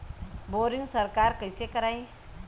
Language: Bhojpuri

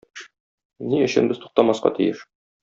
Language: Tatar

